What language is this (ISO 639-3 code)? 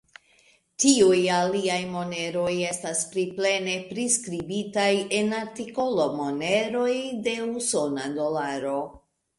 epo